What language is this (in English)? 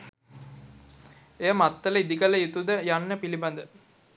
Sinhala